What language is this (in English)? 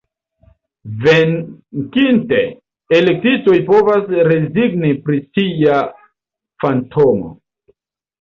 Esperanto